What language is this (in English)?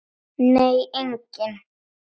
Icelandic